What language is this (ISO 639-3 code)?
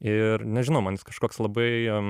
lit